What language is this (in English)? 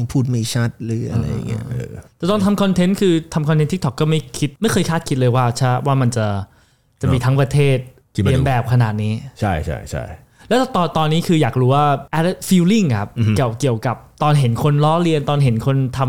Thai